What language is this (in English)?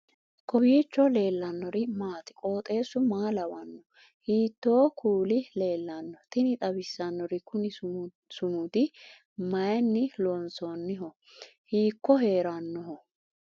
Sidamo